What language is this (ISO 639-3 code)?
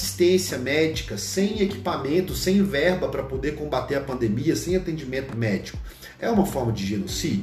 por